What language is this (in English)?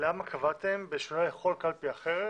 Hebrew